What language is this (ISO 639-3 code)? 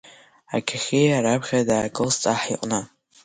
abk